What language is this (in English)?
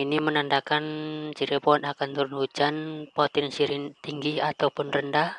Indonesian